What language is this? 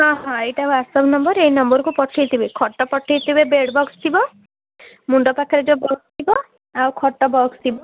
Odia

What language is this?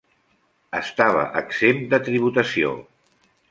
Catalan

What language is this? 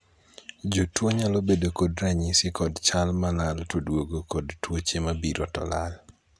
Luo (Kenya and Tanzania)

